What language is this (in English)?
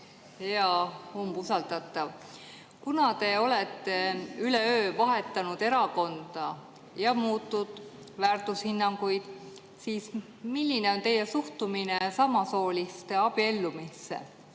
Estonian